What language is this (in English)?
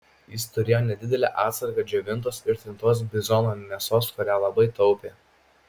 Lithuanian